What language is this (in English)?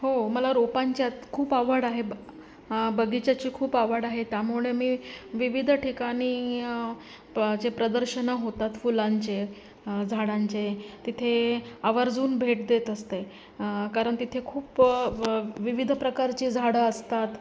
Marathi